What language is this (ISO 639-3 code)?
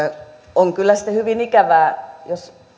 fin